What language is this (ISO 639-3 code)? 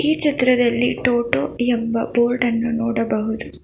kan